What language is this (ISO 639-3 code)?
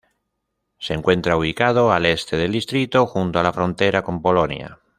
spa